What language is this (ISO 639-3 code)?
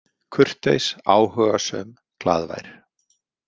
isl